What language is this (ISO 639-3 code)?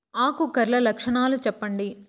tel